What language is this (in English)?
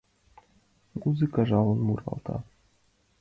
Mari